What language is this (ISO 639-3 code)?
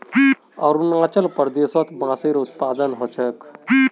mag